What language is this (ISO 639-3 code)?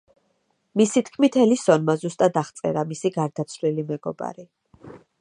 kat